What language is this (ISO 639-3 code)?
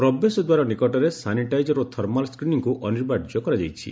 ori